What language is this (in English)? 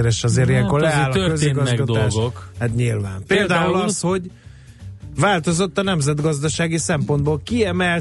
Hungarian